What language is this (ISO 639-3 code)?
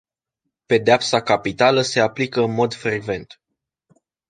ron